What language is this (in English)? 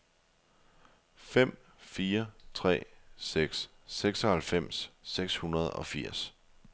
Danish